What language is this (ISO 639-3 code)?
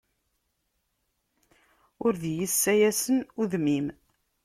kab